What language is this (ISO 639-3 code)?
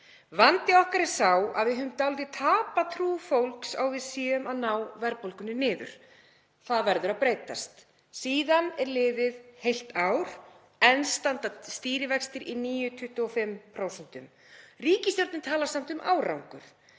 isl